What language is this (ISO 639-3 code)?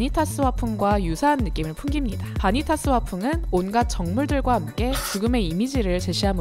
kor